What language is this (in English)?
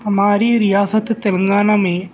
Urdu